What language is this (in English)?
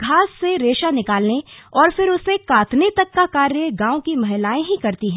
Hindi